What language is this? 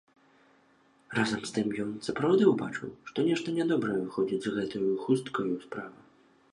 Belarusian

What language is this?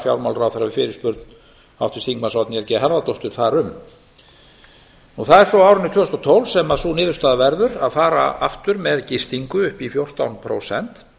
Icelandic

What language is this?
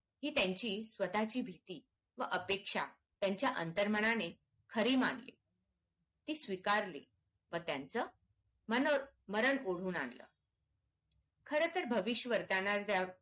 Marathi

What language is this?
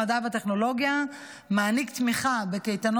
Hebrew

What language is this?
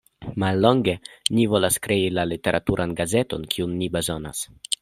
Esperanto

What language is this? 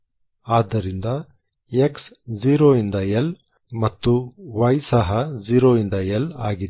Kannada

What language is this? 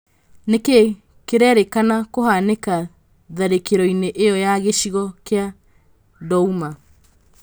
Kikuyu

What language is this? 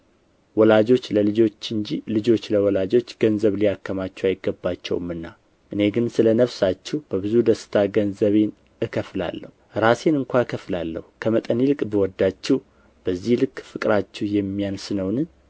Amharic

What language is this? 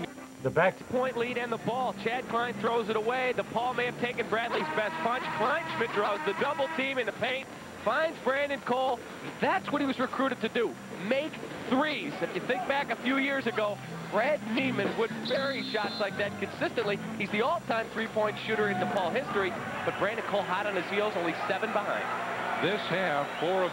English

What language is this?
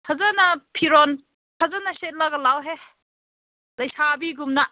Manipuri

